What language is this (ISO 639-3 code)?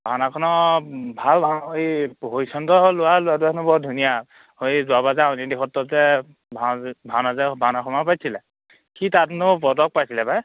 asm